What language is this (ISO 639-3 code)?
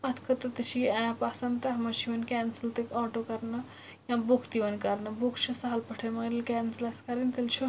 kas